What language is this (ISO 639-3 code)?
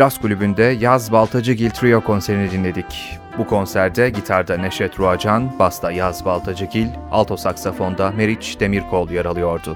tur